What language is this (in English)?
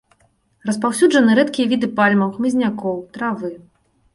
Belarusian